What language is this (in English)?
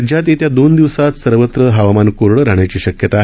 Marathi